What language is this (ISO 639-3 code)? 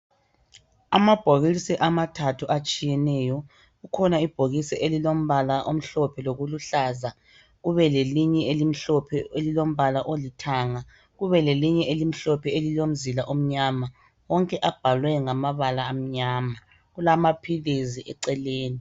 nde